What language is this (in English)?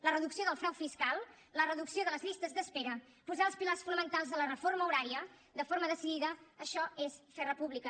Catalan